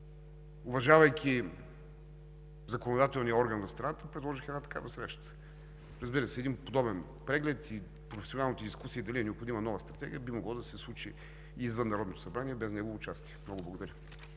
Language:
Bulgarian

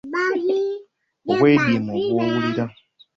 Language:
Ganda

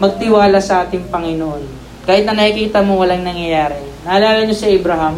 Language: Filipino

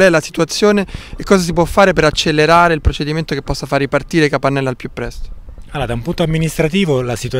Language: Italian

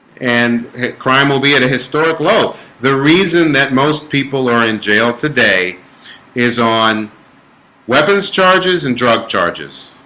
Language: English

